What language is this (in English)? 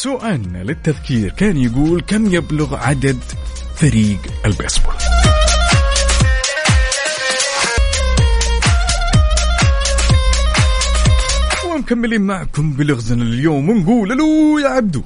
Arabic